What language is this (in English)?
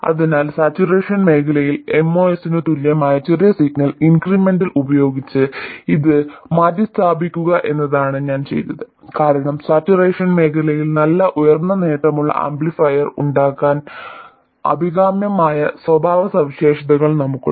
Malayalam